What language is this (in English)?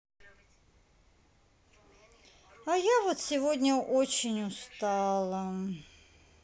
Russian